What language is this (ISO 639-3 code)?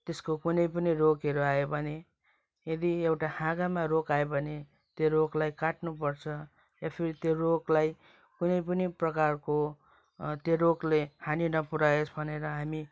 nep